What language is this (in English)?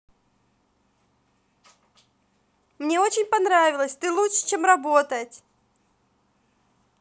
Russian